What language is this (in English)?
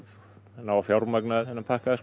Icelandic